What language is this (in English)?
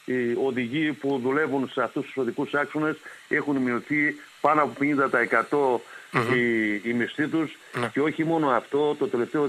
Greek